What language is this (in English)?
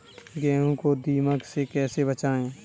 Hindi